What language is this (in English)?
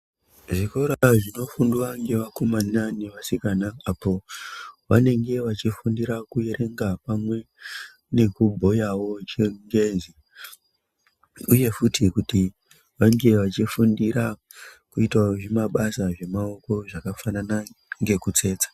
Ndau